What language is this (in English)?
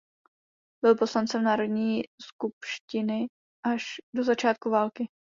Czech